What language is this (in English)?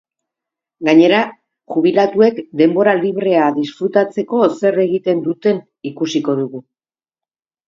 Basque